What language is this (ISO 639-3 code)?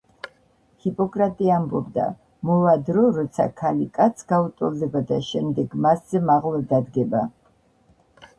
kat